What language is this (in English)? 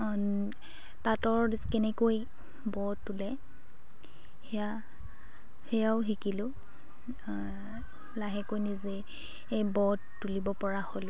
Assamese